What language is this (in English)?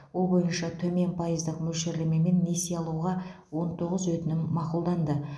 Kazakh